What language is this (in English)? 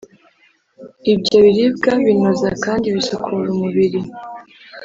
Kinyarwanda